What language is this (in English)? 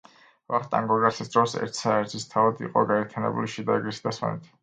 Georgian